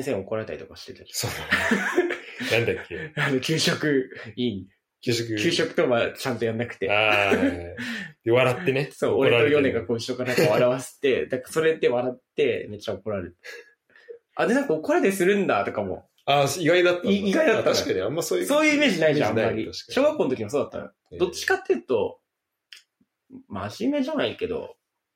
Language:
Japanese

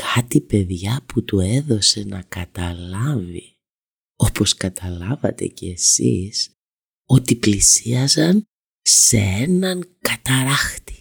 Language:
Greek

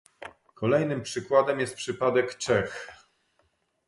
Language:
Polish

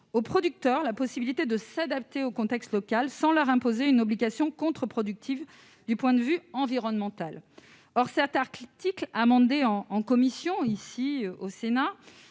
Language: French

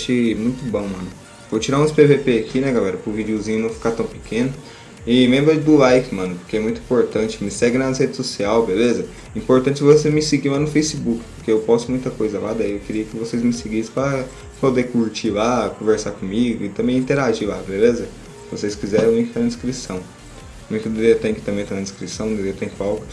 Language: Portuguese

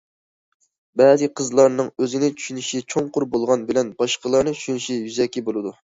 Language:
Uyghur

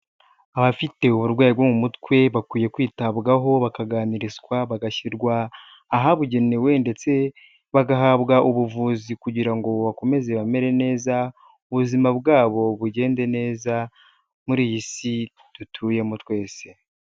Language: Kinyarwanda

